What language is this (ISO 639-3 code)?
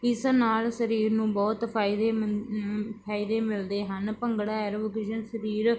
pan